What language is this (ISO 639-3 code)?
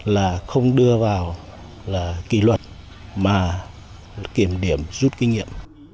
vie